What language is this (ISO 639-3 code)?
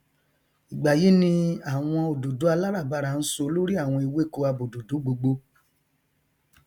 yor